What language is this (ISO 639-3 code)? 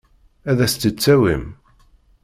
kab